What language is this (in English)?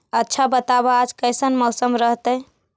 Magahi